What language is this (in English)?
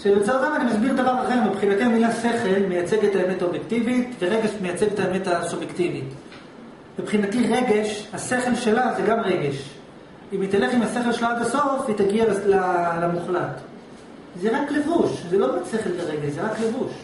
Hebrew